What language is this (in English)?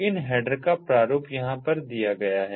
Hindi